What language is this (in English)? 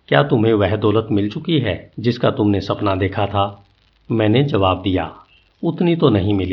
Hindi